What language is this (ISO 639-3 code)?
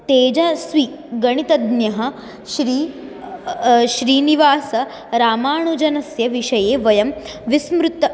san